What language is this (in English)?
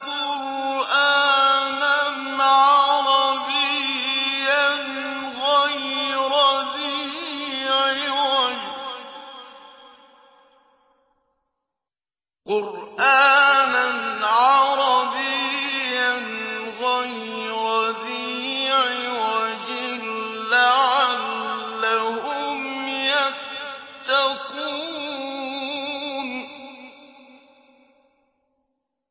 Arabic